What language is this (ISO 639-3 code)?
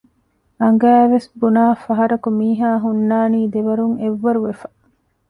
div